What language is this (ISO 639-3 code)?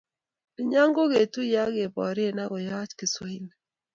kln